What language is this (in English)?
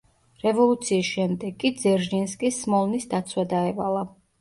Georgian